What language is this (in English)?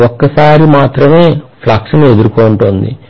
Telugu